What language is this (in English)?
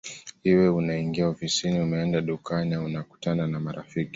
Swahili